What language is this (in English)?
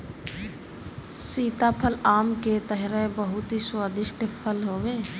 Bhojpuri